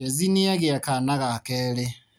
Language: Kikuyu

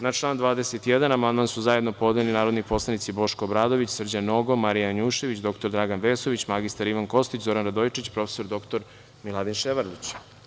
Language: Serbian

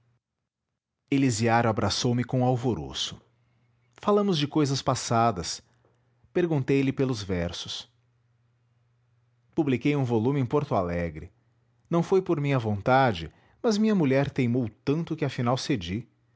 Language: Portuguese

